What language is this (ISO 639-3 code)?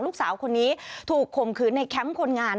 tha